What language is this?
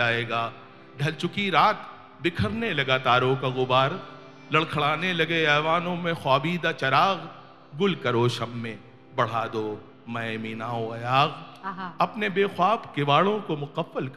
Hindi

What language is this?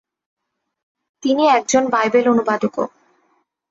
Bangla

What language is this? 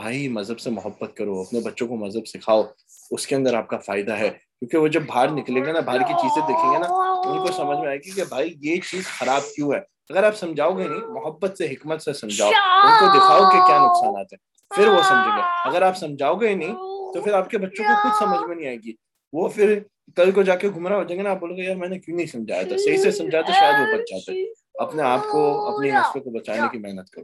Urdu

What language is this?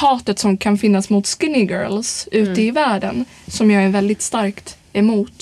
Swedish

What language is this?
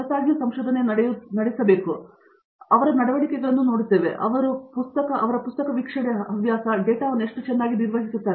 Kannada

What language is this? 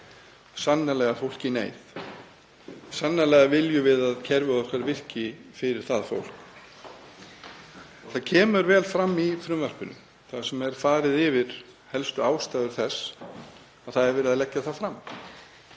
Icelandic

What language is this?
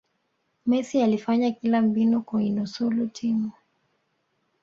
Swahili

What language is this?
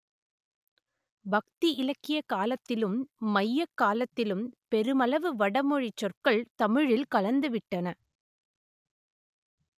Tamil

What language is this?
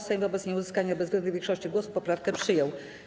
Polish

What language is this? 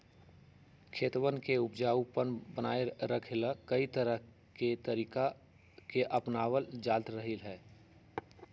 Magahi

